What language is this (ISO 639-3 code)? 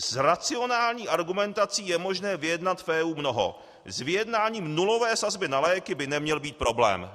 ces